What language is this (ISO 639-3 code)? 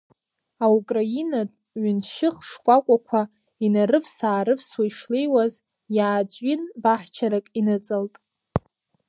abk